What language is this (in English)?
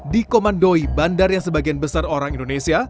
Indonesian